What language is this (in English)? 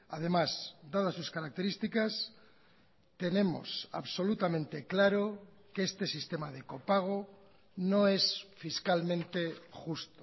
Spanish